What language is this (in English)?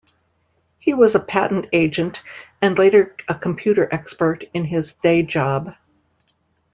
English